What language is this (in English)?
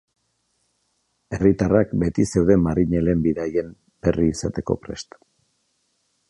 Basque